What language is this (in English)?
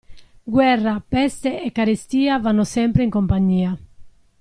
Italian